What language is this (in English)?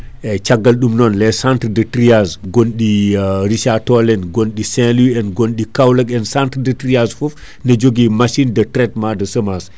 Fula